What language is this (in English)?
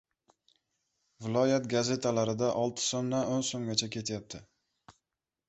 Uzbek